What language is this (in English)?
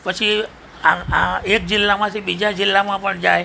Gujarati